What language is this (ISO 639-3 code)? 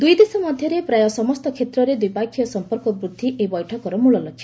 ori